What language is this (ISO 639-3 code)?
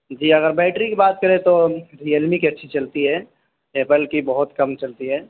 urd